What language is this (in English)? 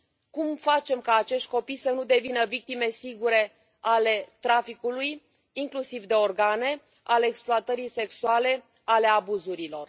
Romanian